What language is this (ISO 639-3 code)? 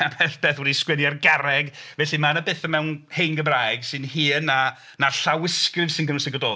cym